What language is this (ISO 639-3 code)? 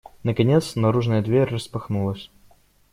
rus